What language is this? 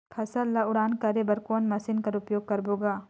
Chhattisgarhi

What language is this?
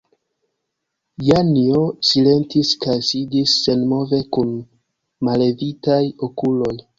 Esperanto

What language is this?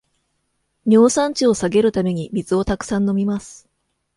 Japanese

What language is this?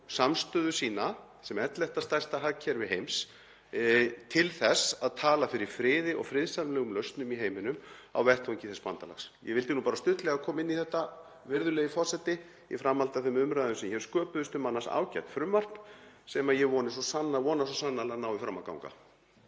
Icelandic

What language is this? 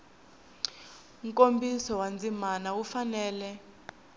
Tsonga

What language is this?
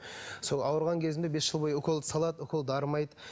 Kazakh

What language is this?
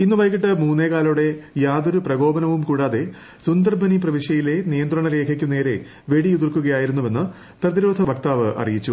Malayalam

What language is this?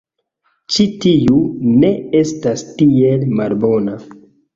Esperanto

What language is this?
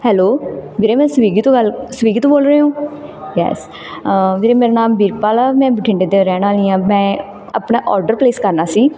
Punjabi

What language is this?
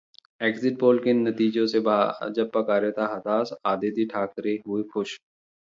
Hindi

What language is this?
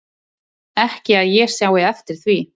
Icelandic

